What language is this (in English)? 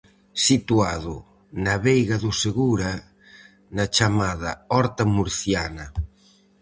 Galician